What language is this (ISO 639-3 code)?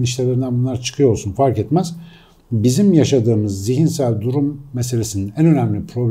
tur